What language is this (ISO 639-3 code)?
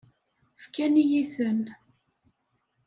kab